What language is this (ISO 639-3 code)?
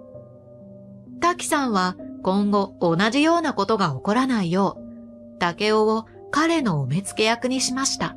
jpn